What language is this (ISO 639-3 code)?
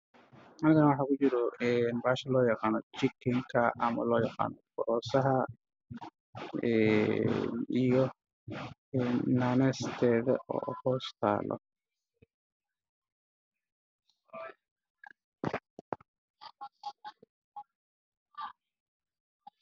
som